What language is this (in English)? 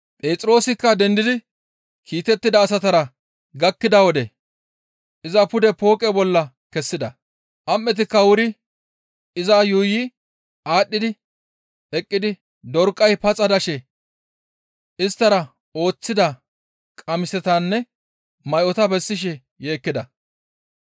Gamo